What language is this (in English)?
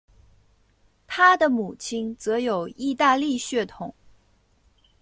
Chinese